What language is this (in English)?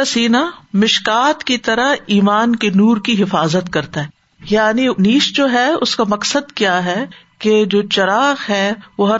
Urdu